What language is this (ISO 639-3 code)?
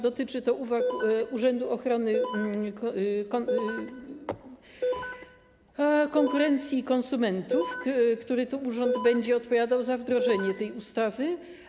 pol